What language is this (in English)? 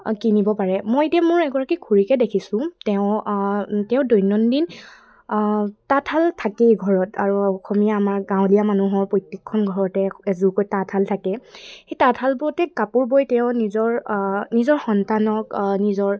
Assamese